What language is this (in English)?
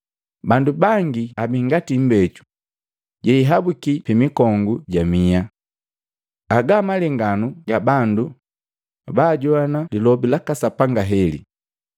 Matengo